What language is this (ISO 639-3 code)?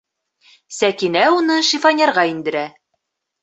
bak